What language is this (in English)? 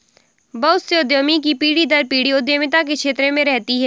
Hindi